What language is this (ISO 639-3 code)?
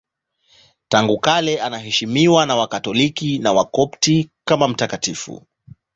swa